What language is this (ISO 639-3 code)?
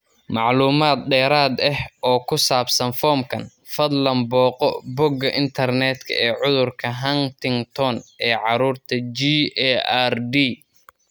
som